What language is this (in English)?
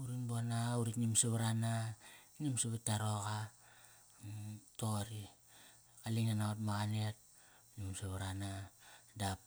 Kairak